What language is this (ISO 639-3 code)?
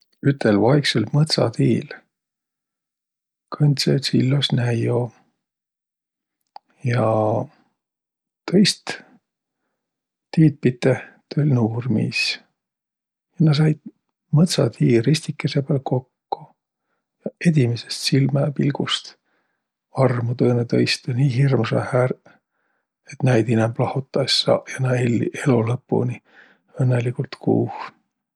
vro